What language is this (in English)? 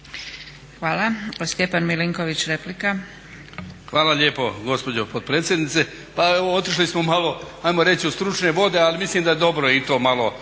Croatian